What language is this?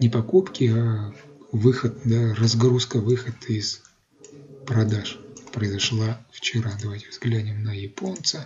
Russian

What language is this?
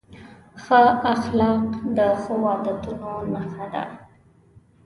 Pashto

